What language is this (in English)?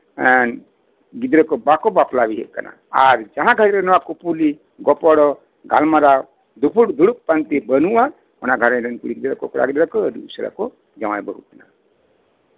Santali